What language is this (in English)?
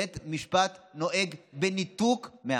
Hebrew